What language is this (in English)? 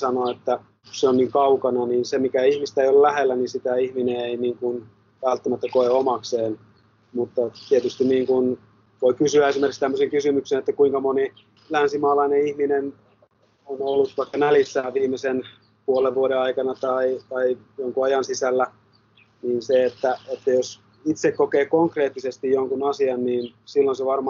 Finnish